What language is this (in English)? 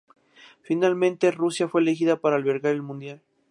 Spanish